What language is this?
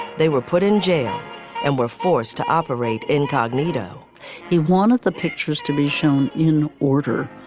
English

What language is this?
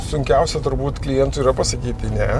Lithuanian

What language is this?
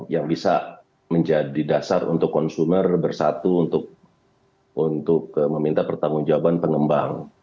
Indonesian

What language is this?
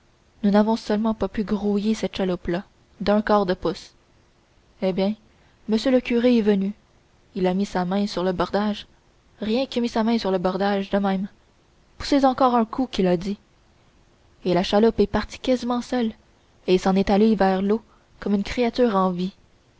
French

